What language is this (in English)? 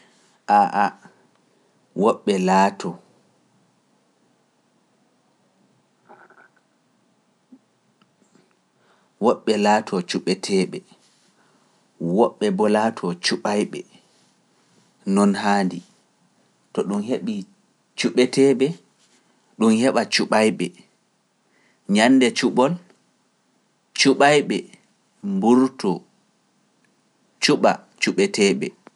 Pular